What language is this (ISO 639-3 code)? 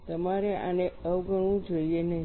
guj